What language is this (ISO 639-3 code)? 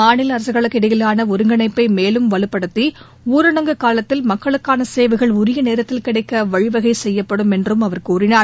tam